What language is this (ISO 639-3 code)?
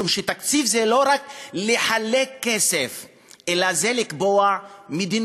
heb